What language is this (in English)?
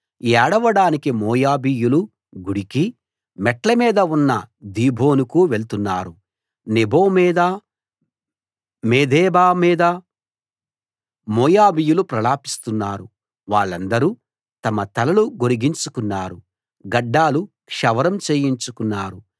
Telugu